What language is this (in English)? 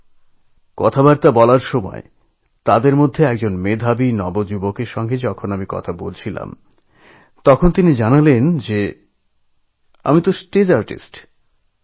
Bangla